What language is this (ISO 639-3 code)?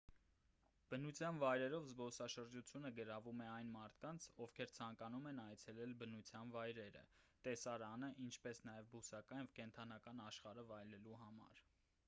hye